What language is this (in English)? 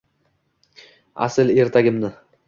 Uzbek